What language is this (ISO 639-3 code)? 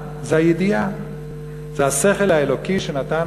heb